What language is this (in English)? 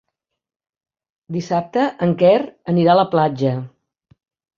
Catalan